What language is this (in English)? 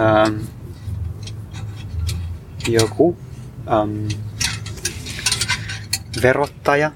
Finnish